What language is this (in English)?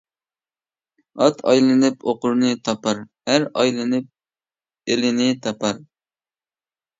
Uyghur